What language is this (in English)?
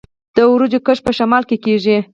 Pashto